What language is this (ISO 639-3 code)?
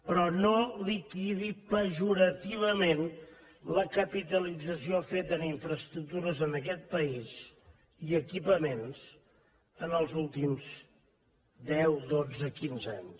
cat